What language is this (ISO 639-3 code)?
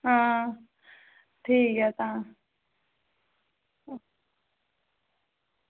doi